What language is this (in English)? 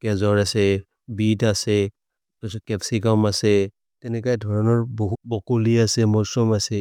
Maria (India)